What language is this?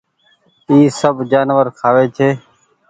Goaria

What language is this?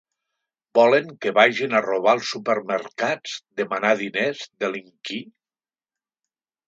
Catalan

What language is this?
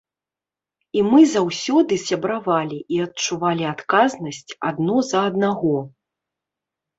Belarusian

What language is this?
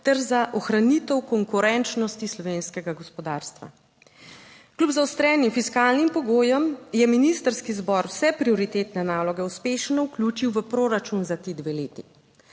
Slovenian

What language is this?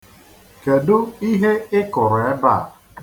Igbo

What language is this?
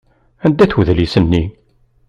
Kabyle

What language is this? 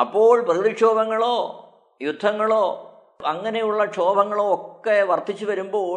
Malayalam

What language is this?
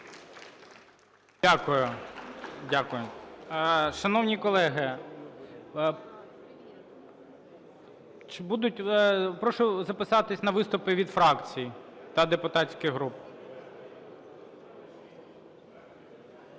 Ukrainian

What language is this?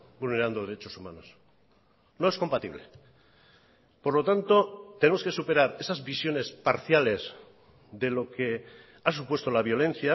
Spanish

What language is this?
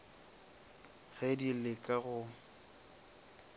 Northern Sotho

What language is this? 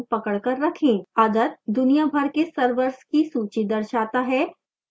Hindi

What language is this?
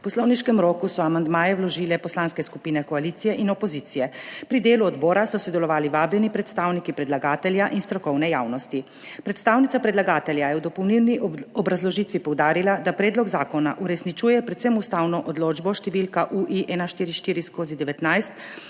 Slovenian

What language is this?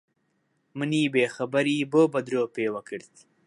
Central Kurdish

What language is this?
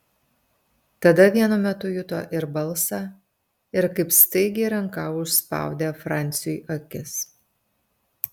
Lithuanian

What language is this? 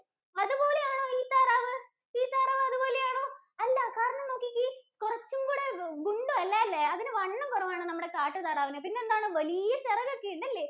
Malayalam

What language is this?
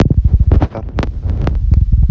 Russian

